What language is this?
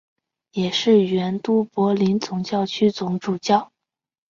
Chinese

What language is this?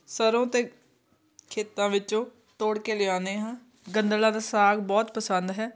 Punjabi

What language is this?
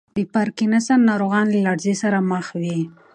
Pashto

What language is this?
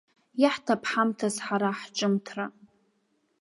Abkhazian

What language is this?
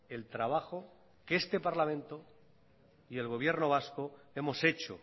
Spanish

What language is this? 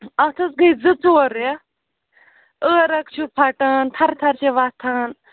Kashmiri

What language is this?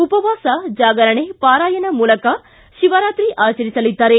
Kannada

